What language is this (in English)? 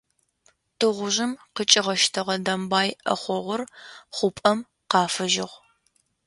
Adyghe